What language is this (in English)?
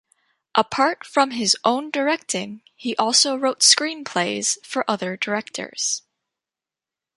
English